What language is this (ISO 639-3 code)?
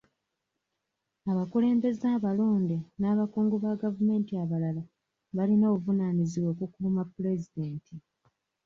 lug